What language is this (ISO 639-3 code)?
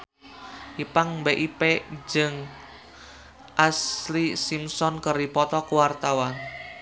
sun